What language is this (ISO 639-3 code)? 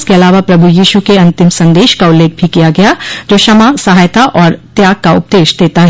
hin